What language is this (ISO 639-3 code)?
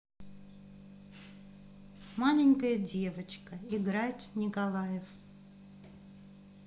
rus